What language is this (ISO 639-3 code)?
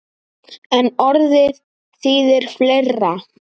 isl